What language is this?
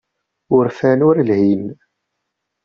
Kabyle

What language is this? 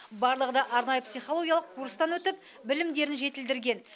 Kazakh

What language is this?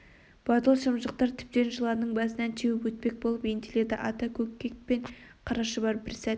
Kazakh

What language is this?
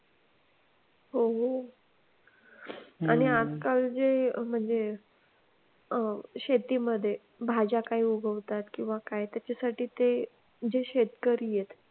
Marathi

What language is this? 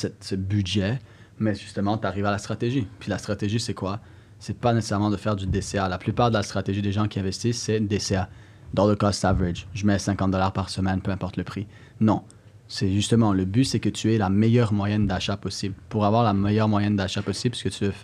French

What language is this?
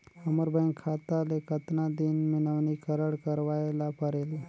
Chhattisgarhi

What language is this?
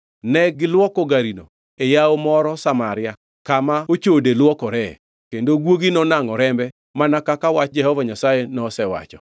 Luo (Kenya and Tanzania)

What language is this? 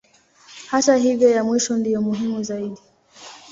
Swahili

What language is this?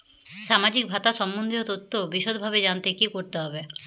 Bangla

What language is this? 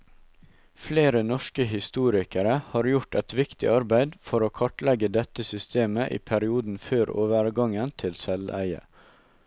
Norwegian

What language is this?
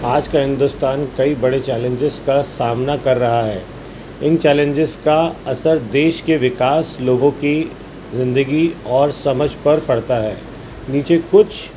Urdu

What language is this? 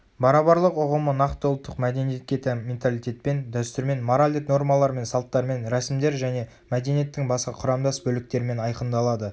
Kazakh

